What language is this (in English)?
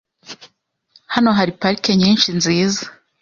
Kinyarwanda